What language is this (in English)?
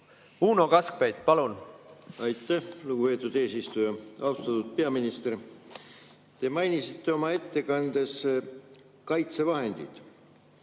Estonian